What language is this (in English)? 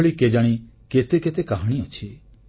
Odia